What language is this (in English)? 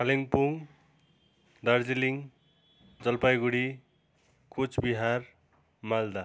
Nepali